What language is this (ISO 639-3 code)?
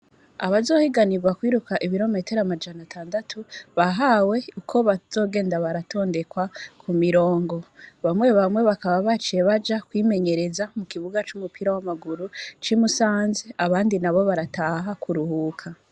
run